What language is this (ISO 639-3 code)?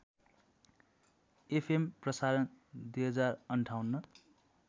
nep